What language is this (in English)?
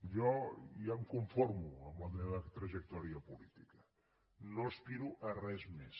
Catalan